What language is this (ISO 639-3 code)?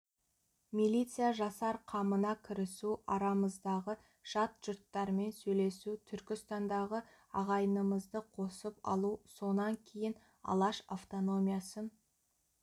kaz